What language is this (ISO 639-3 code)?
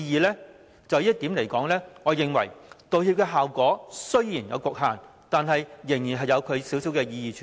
yue